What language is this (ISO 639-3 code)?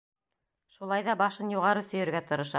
bak